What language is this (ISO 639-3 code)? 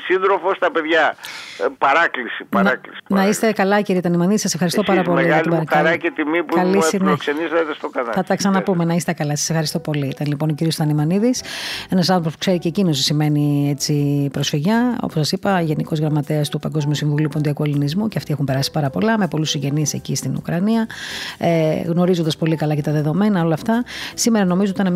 ell